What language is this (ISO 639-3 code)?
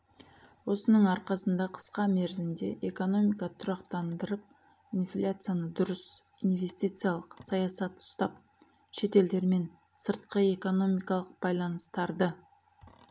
kaz